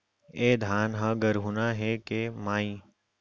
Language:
Chhattisgarhi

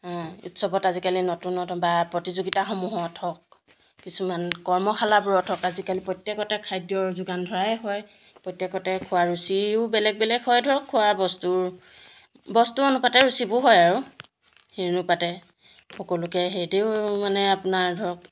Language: Assamese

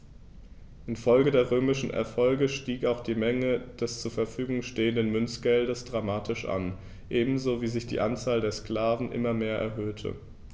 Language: German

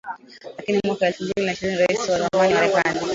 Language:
Swahili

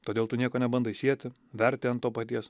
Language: Lithuanian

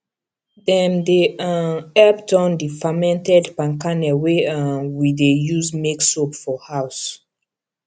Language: Nigerian Pidgin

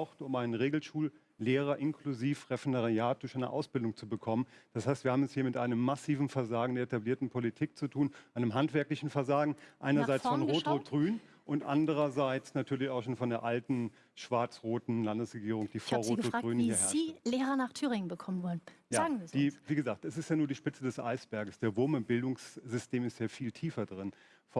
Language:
German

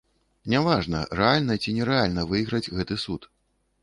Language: Belarusian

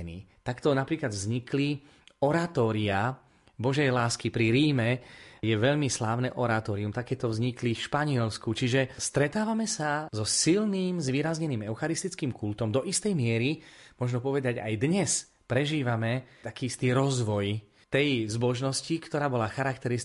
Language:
Slovak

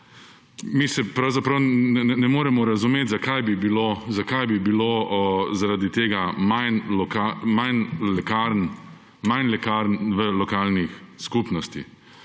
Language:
Slovenian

